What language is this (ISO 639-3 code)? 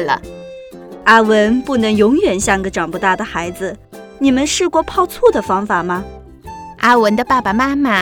zho